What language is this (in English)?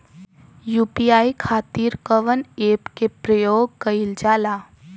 Bhojpuri